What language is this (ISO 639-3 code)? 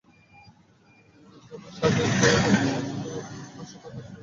ben